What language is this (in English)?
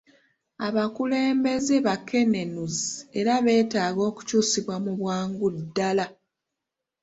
Ganda